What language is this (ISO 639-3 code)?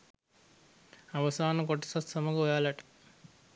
sin